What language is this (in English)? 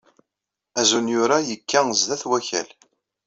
Kabyle